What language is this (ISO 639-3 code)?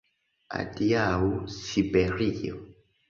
epo